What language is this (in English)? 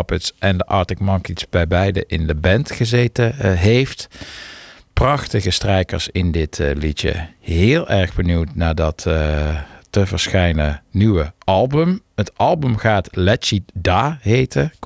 Dutch